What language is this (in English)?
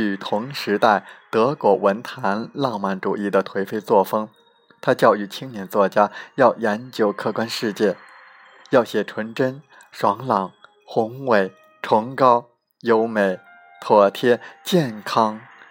Chinese